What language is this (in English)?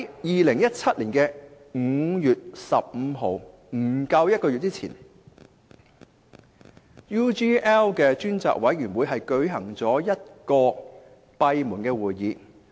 Cantonese